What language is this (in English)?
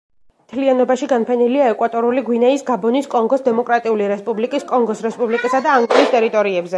Georgian